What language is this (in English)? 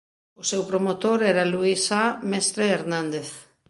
Galician